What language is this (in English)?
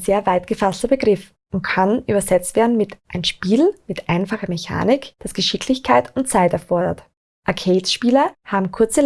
German